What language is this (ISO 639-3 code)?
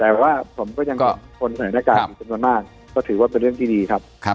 tha